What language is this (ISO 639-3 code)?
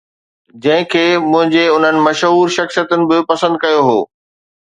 snd